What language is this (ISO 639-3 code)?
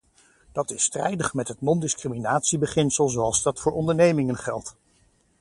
nld